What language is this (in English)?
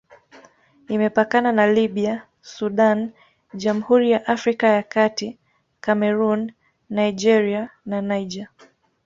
Swahili